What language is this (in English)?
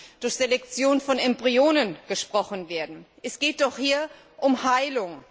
German